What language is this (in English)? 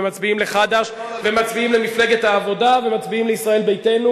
Hebrew